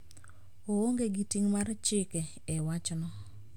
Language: Luo (Kenya and Tanzania)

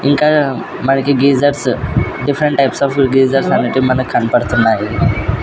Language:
Telugu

